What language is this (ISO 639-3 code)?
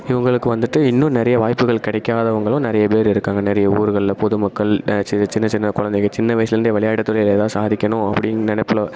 tam